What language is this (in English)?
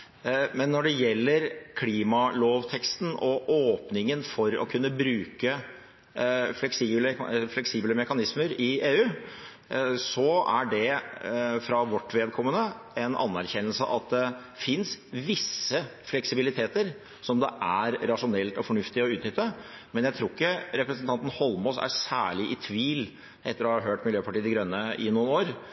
Norwegian Bokmål